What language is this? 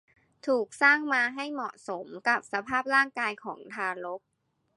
Thai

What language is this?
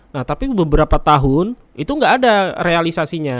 Indonesian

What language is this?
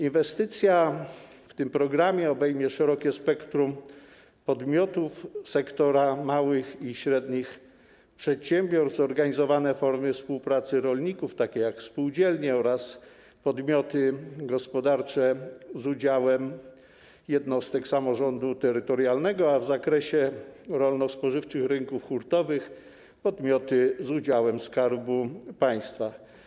Polish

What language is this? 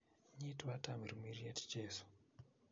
Kalenjin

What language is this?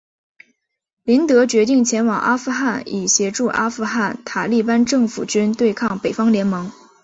Chinese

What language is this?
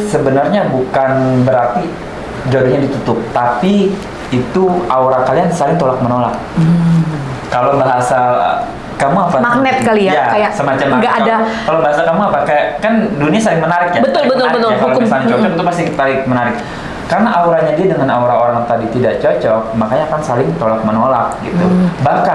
Indonesian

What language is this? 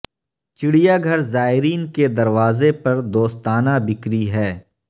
Urdu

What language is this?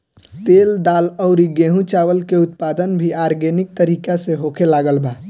Bhojpuri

